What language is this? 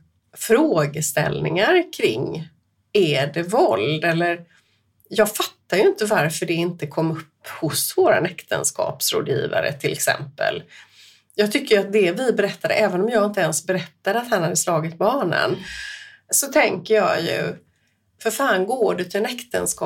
Swedish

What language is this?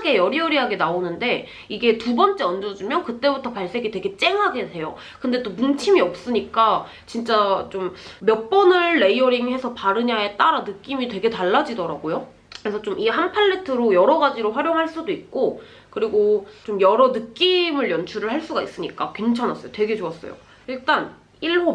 Korean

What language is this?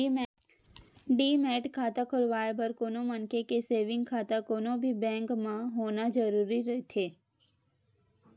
Chhattisgarhi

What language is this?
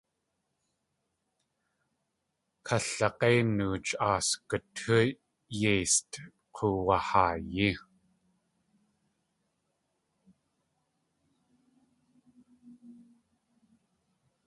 Tlingit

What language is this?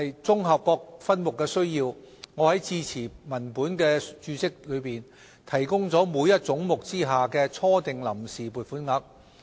Cantonese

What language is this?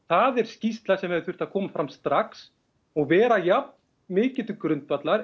Icelandic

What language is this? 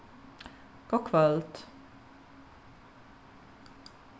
Faroese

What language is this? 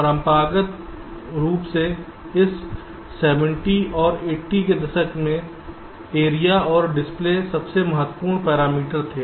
Hindi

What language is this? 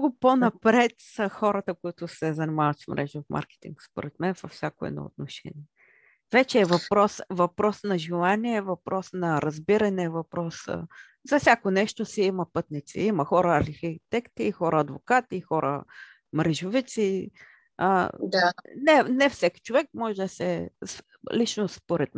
Bulgarian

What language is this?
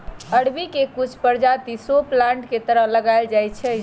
Magahi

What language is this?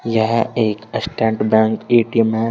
Hindi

